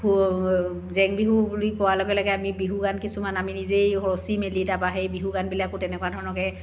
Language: Assamese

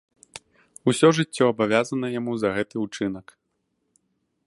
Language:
Belarusian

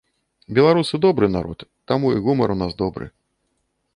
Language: Belarusian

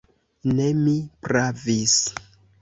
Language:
Esperanto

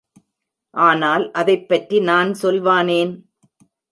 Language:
Tamil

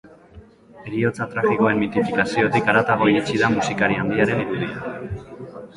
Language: Basque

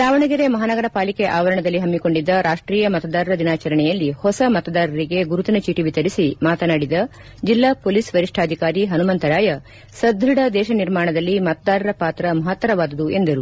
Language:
Kannada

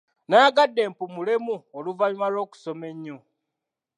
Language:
Ganda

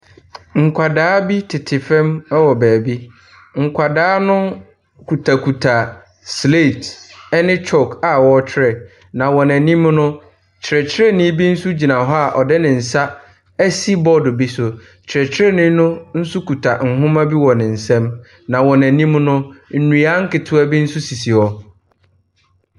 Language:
Akan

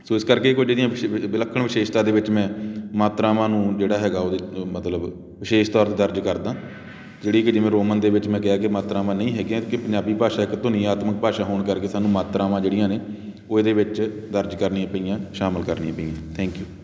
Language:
Punjabi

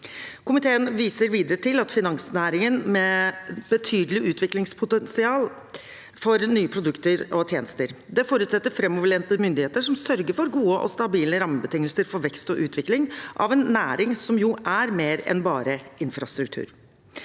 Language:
Norwegian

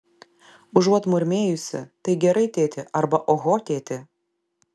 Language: Lithuanian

